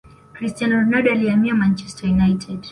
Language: Swahili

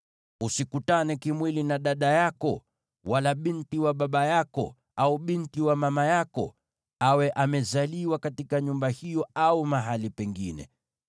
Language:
Swahili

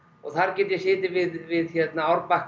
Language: Icelandic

